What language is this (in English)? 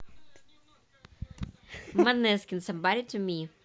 Russian